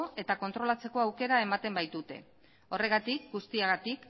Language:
Basque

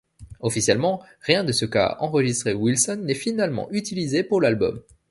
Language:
French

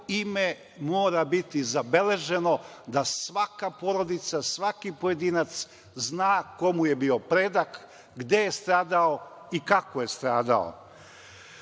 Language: Serbian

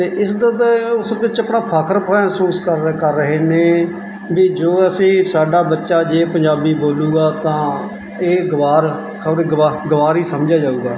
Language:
Punjabi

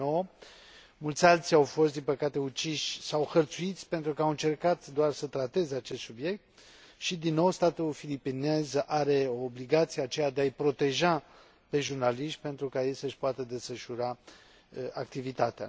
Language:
Romanian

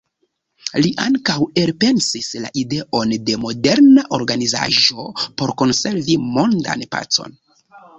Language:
Esperanto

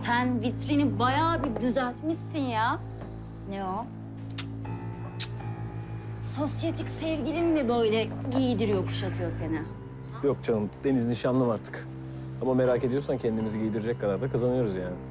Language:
Turkish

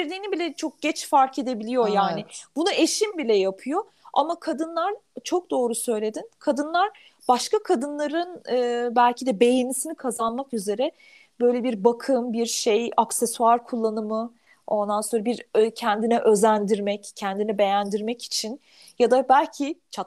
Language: Turkish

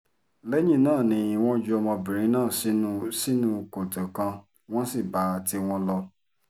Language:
Yoruba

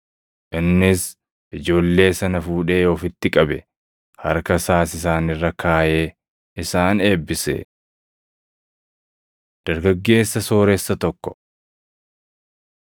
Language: Oromo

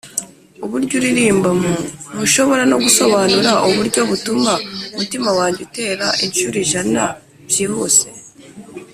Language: Kinyarwanda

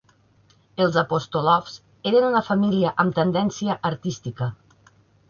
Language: Catalan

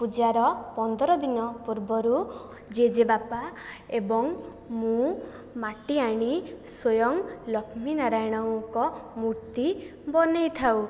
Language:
Odia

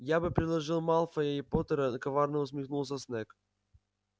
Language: Russian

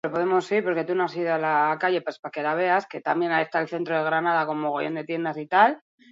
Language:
Basque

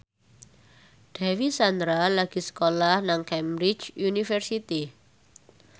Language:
Javanese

